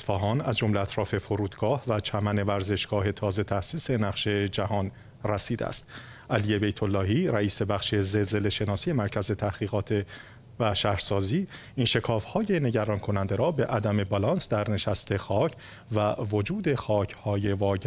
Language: Persian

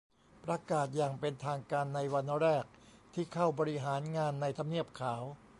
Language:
Thai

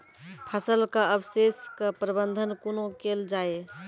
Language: Maithili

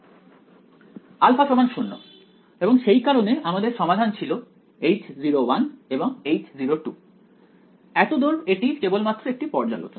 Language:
Bangla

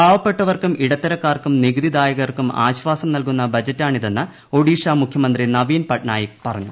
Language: Malayalam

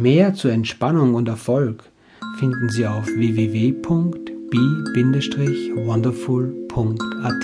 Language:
German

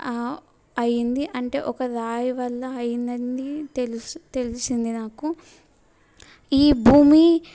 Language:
Telugu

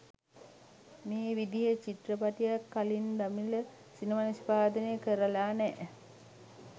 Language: Sinhala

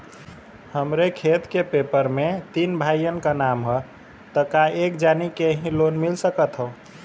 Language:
Bhojpuri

